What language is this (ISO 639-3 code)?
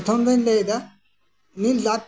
sat